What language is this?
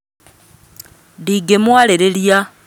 Kikuyu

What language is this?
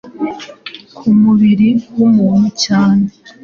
Kinyarwanda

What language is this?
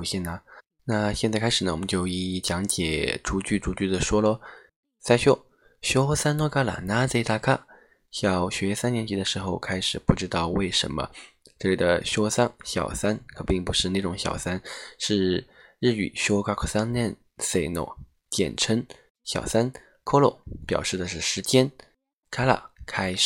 Chinese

